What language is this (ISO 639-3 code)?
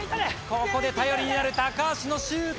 jpn